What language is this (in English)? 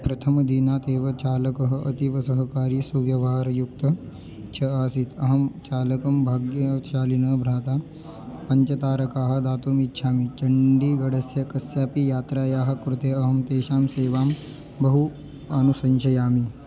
Sanskrit